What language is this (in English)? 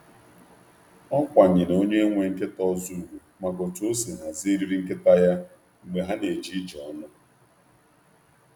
Igbo